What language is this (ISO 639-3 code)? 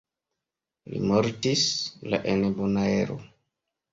epo